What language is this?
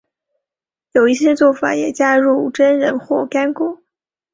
Chinese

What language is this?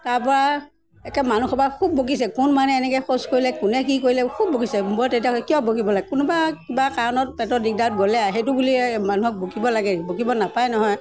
Assamese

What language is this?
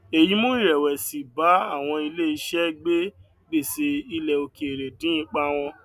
Yoruba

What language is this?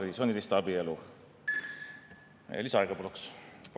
Estonian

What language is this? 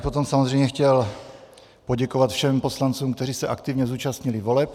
Czech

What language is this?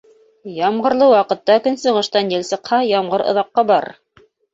Bashkir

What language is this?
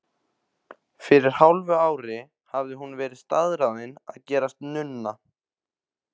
Icelandic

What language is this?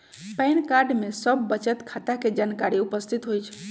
Magahi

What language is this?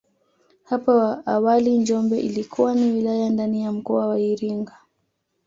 Swahili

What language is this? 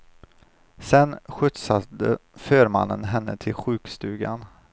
Swedish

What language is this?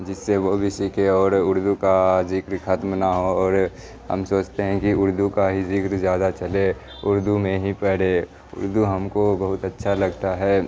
Urdu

